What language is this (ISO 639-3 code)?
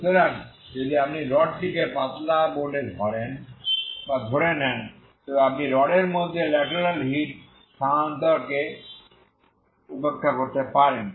ben